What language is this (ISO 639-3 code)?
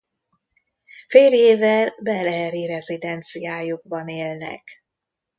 hun